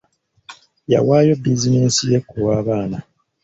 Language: Ganda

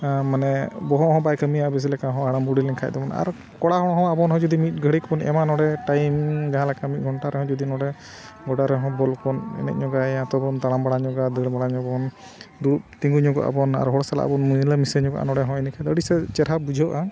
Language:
Santali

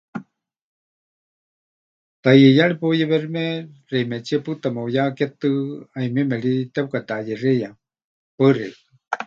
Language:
Huichol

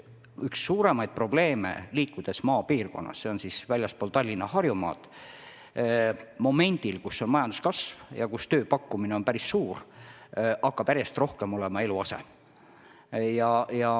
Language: Estonian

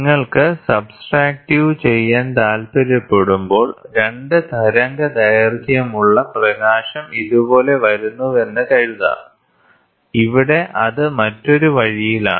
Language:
Malayalam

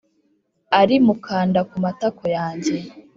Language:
Kinyarwanda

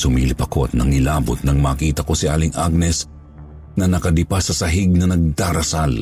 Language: Filipino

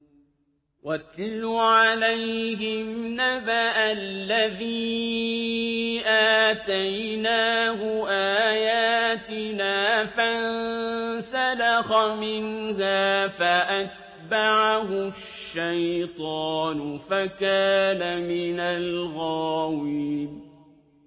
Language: Arabic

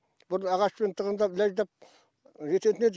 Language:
Kazakh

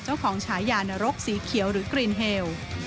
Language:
Thai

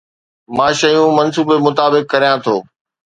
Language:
Sindhi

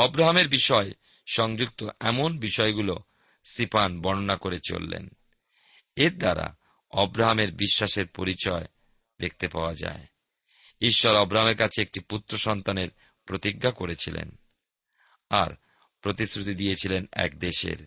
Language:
Bangla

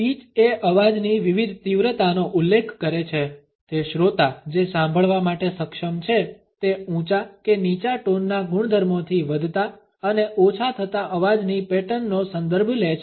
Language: Gujarati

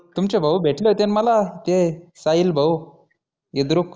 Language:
Marathi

